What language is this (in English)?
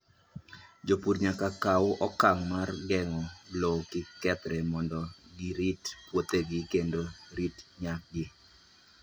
Luo (Kenya and Tanzania)